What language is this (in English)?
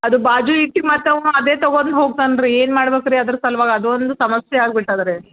Kannada